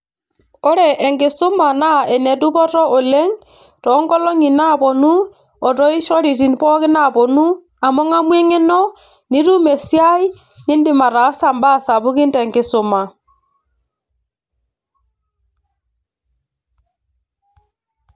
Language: Masai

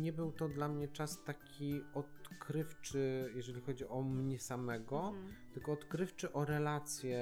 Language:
Polish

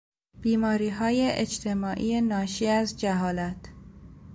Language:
Persian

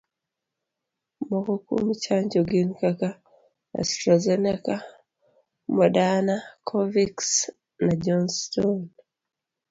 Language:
Luo (Kenya and Tanzania)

